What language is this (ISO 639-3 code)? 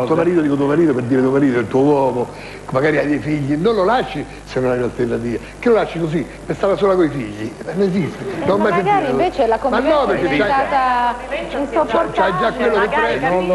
ita